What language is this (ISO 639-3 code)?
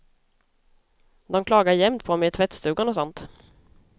swe